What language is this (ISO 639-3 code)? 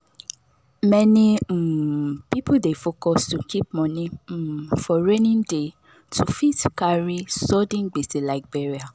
pcm